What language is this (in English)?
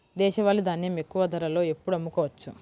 Telugu